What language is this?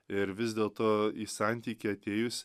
Lithuanian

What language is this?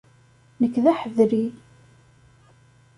Kabyle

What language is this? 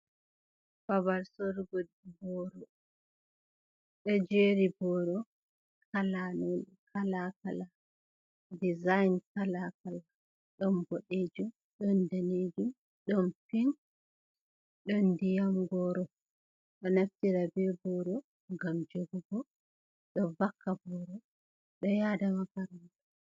Fula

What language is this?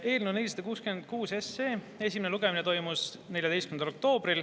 Estonian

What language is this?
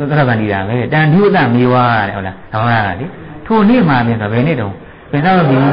Thai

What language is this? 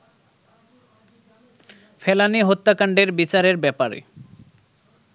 Bangla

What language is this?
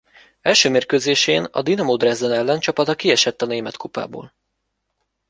Hungarian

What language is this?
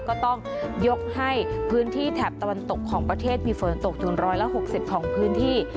Thai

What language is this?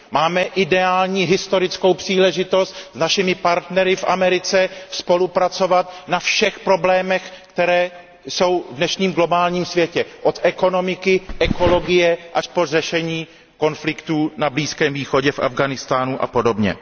Czech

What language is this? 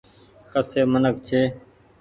Goaria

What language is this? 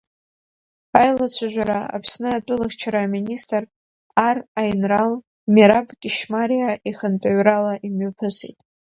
Abkhazian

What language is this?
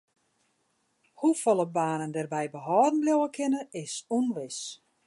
Western Frisian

